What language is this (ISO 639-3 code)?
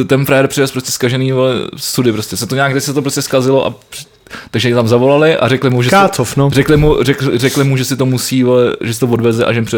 ces